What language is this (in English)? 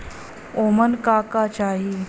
Bhojpuri